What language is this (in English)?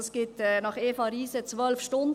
Swiss German